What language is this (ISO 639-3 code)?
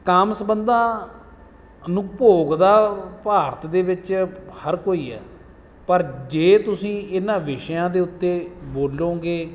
pan